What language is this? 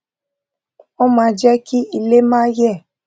Yoruba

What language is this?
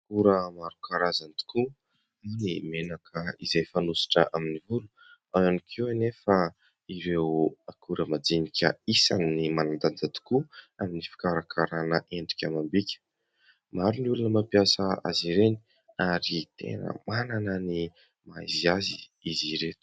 Malagasy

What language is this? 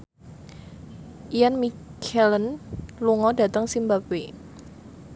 Javanese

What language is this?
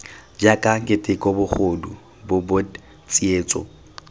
Tswana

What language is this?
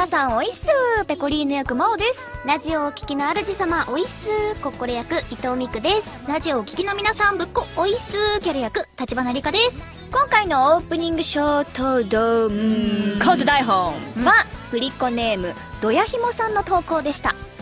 Japanese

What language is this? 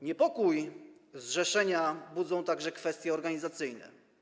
Polish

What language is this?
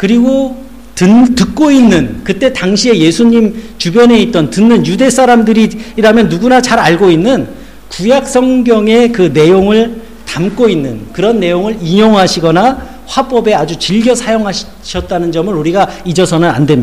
Korean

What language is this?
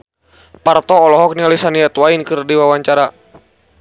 Sundanese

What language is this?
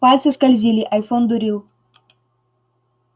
Russian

